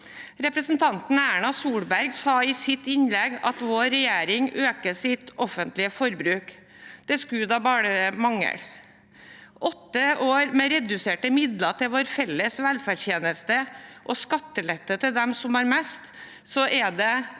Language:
Norwegian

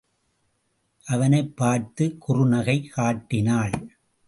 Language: Tamil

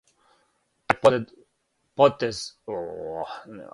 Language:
Serbian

